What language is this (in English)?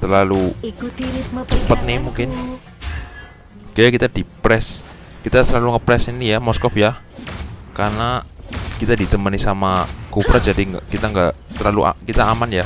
Indonesian